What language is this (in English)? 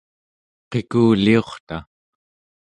Central Yupik